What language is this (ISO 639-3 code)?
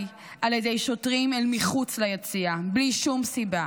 heb